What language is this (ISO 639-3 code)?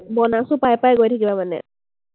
asm